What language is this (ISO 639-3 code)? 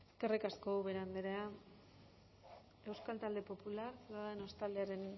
eus